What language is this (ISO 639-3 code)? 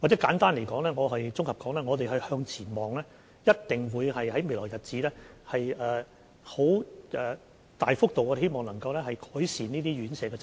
yue